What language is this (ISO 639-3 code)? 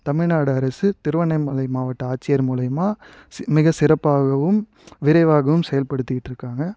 tam